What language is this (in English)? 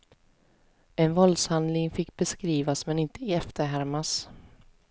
Swedish